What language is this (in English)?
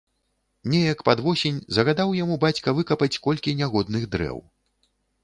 Belarusian